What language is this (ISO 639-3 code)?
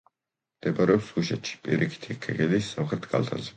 kat